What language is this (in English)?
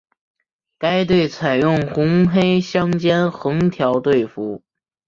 Chinese